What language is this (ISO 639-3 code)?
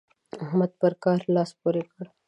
pus